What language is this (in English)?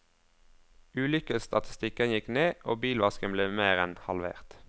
Norwegian